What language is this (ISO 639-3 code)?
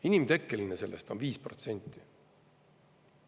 est